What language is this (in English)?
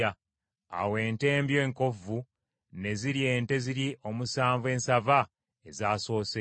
Ganda